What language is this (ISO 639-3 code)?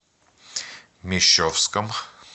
rus